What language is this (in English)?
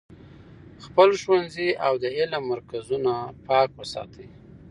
Pashto